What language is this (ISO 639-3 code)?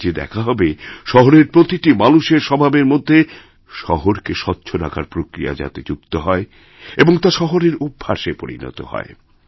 ben